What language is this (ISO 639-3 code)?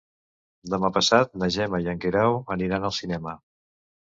cat